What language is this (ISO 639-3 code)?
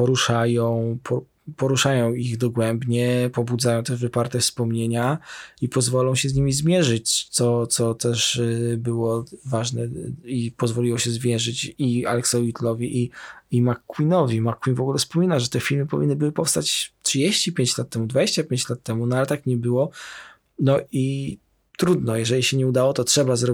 pol